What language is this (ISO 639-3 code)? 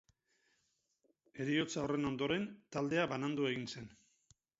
eus